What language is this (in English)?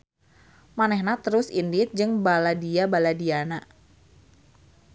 Sundanese